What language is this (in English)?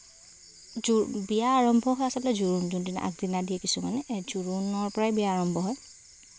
Assamese